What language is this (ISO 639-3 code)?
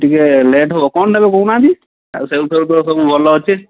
ori